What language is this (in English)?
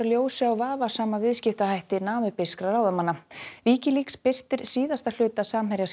Icelandic